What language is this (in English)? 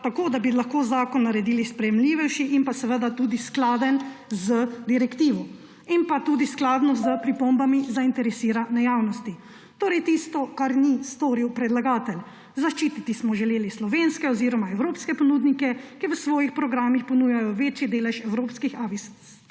Slovenian